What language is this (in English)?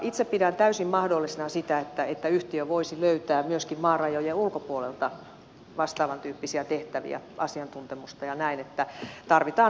Finnish